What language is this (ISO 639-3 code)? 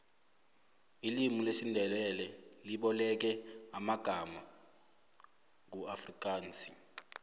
nbl